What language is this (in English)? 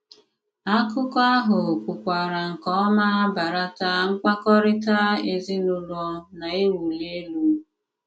Igbo